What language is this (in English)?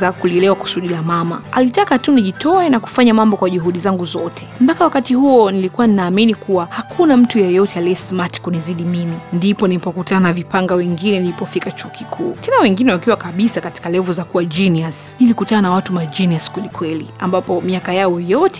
Swahili